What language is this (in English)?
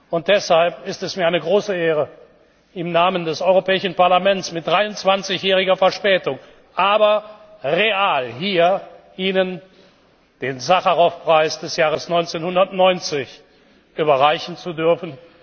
German